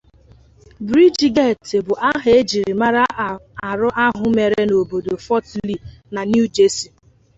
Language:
Igbo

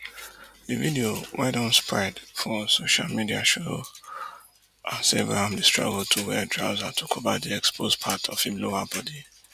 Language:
Nigerian Pidgin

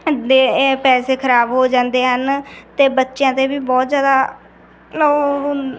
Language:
Punjabi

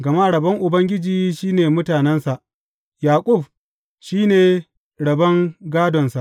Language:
Hausa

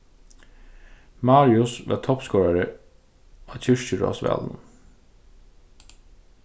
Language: Faroese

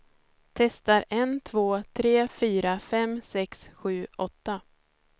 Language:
Swedish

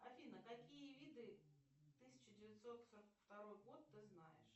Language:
Russian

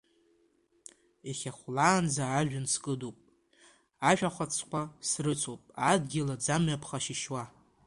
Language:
Abkhazian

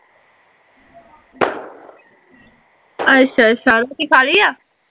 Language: Punjabi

